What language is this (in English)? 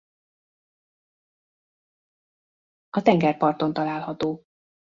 Hungarian